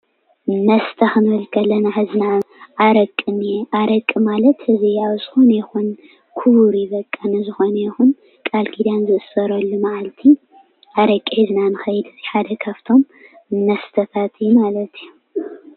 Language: Tigrinya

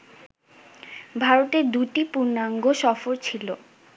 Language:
Bangla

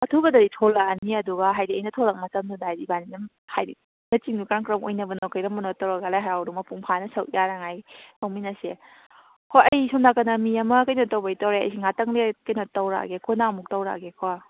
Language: Manipuri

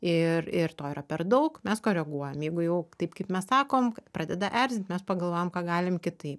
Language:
Lithuanian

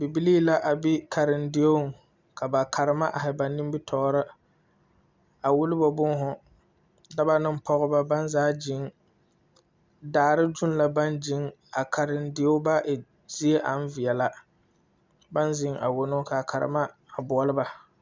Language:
Southern Dagaare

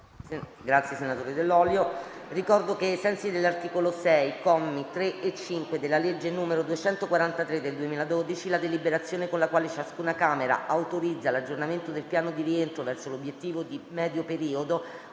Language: Italian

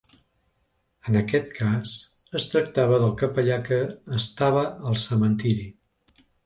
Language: Catalan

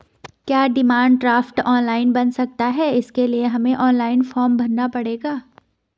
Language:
Hindi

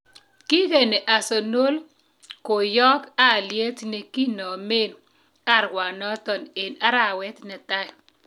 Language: Kalenjin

